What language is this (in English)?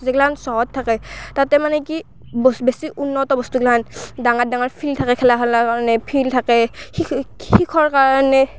Assamese